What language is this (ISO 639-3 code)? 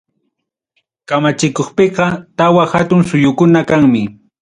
quy